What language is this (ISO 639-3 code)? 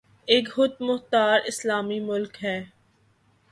urd